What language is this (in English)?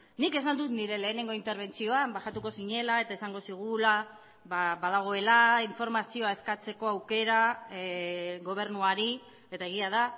Basque